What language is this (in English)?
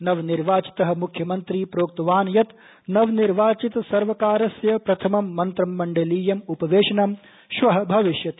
Sanskrit